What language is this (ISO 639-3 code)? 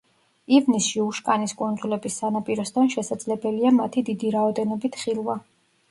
kat